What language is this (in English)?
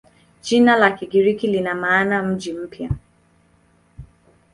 Swahili